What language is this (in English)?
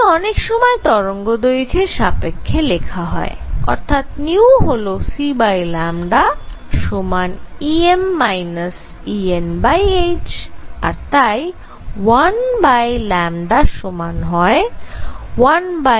Bangla